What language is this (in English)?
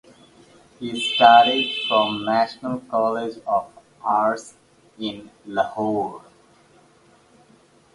English